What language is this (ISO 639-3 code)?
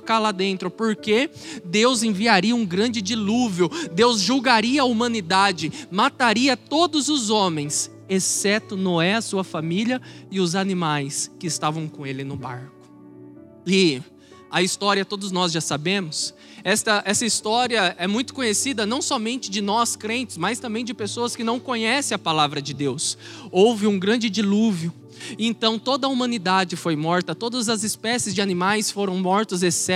por